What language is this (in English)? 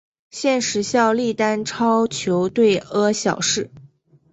Chinese